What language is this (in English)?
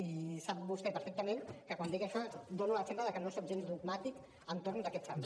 Catalan